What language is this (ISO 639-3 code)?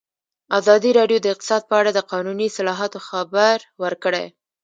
pus